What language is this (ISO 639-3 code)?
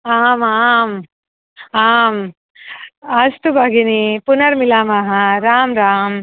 san